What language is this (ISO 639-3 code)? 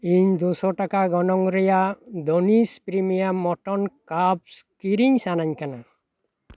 sat